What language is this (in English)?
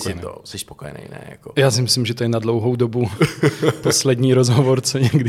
Czech